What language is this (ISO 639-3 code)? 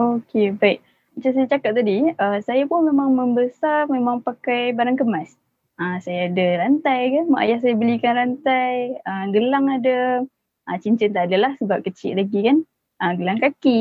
msa